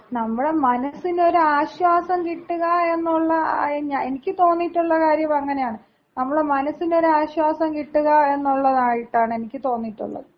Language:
Malayalam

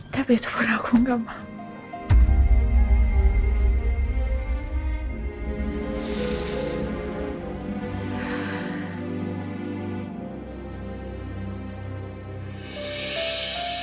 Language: Indonesian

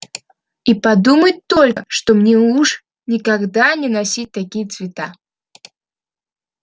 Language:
Russian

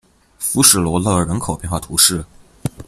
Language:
Chinese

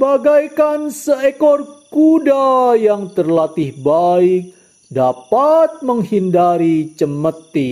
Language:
Indonesian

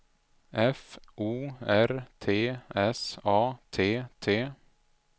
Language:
Swedish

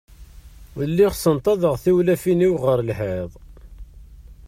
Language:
Kabyle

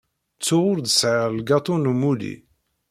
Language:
Kabyle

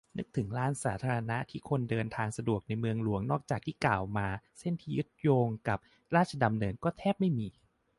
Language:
Thai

